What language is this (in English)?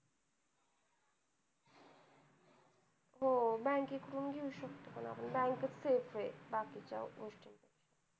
Marathi